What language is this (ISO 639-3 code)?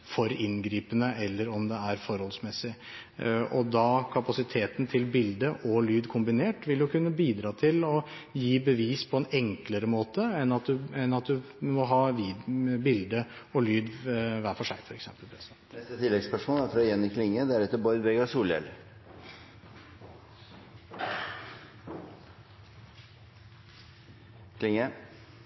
nor